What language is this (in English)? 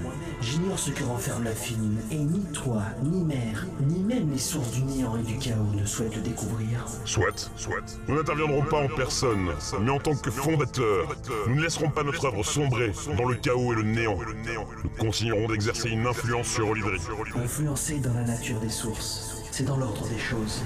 French